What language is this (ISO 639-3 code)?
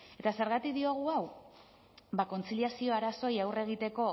eus